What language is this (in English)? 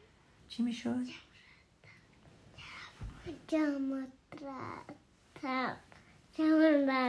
Persian